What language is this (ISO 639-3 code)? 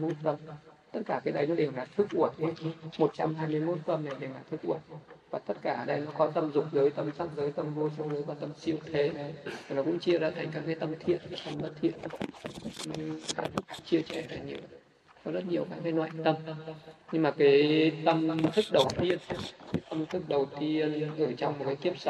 vie